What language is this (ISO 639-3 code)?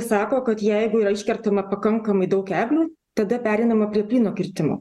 lit